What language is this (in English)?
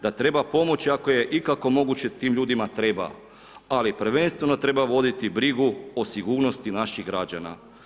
Croatian